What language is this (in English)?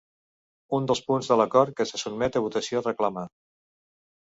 Catalan